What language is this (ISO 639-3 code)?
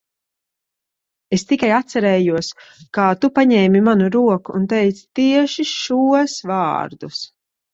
lav